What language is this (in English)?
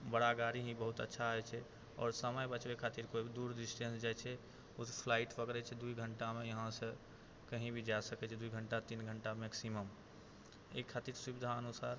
Maithili